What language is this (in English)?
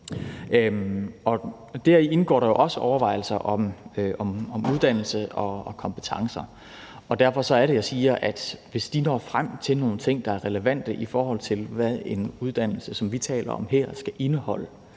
Danish